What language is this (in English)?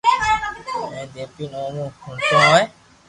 Loarki